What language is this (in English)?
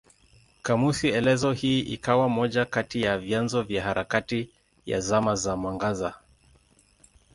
Swahili